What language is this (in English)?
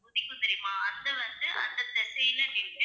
Tamil